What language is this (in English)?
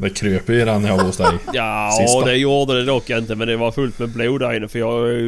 Swedish